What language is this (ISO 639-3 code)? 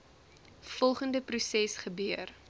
afr